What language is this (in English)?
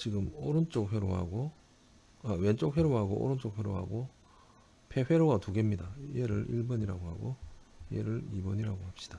Korean